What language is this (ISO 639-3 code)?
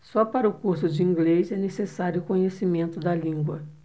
por